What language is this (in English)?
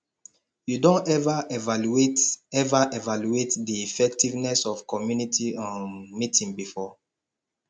Nigerian Pidgin